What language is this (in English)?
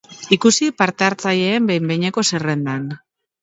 Basque